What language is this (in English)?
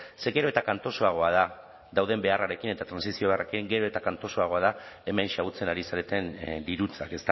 Basque